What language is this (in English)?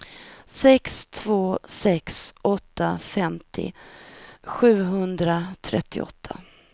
Swedish